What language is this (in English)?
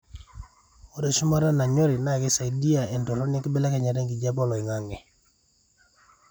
Masai